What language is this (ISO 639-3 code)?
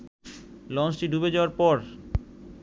ben